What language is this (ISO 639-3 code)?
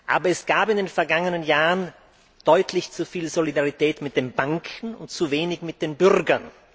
deu